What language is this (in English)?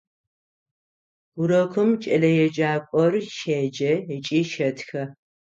Adyghe